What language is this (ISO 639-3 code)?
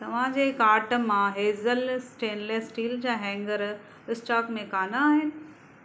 snd